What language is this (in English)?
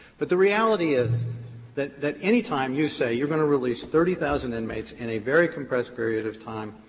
English